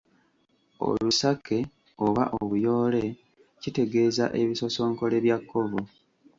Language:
Ganda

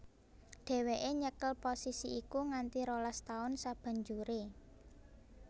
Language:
Javanese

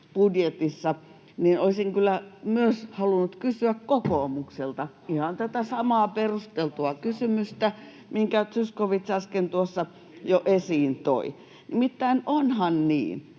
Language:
Finnish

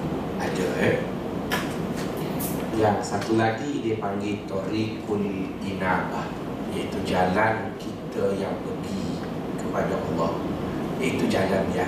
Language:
Malay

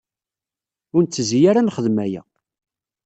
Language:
Kabyle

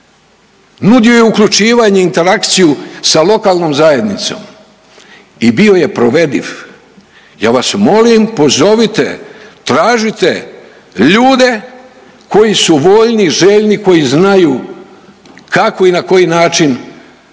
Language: Croatian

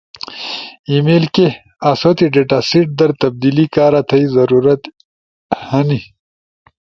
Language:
Ushojo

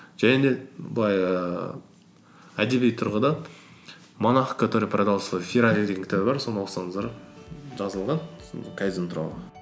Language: Kazakh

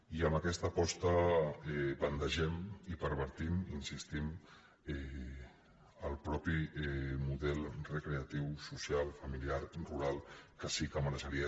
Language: Catalan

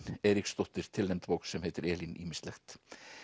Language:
Icelandic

